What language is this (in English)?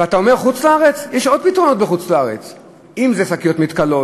Hebrew